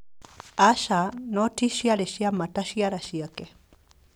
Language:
Kikuyu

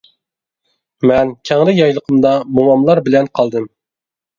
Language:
Uyghur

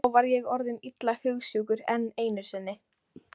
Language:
Icelandic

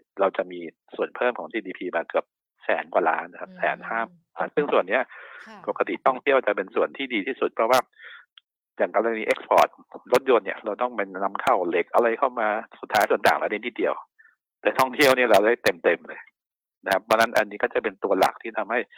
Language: Thai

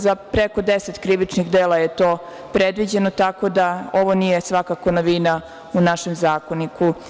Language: Serbian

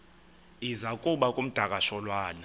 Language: Xhosa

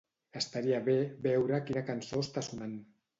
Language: Catalan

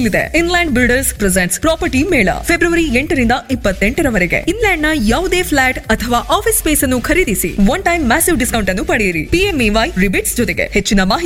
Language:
Kannada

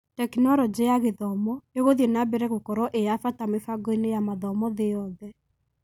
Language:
Kikuyu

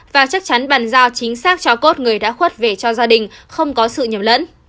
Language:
Vietnamese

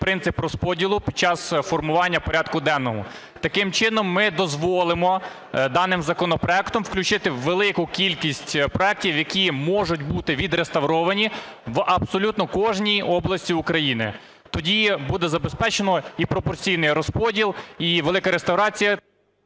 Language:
Ukrainian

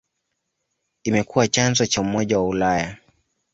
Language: Swahili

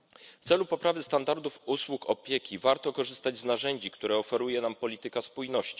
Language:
Polish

